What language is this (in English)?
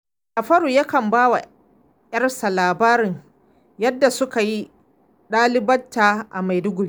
Hausa